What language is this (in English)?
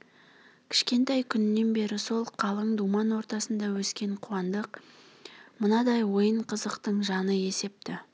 Kazakh